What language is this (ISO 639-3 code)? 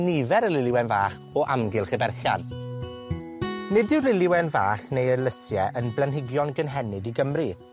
cym